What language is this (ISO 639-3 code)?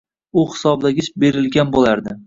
uzb